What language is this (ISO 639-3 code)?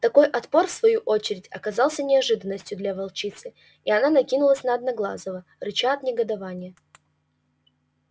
rus